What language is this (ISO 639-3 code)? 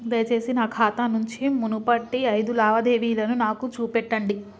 tel